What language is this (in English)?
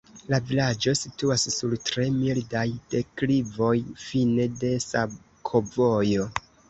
Esperanto